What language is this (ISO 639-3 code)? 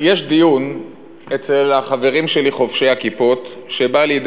heb